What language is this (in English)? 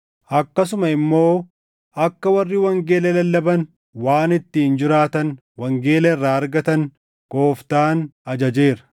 Oromo